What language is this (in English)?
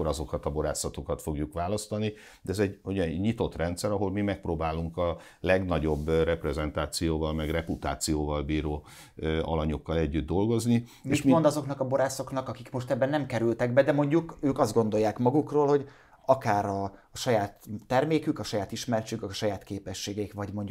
Hungarian